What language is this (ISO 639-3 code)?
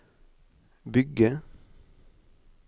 nor